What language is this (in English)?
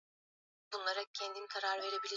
Swahili